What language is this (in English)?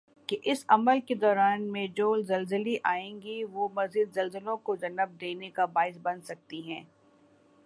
Urdu